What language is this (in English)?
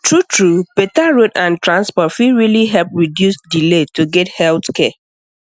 Nigerian Pidgin